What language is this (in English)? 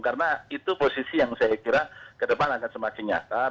Indonesian